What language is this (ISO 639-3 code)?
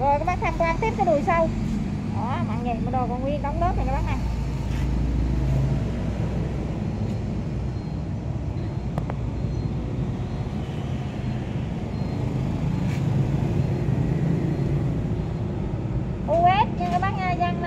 vie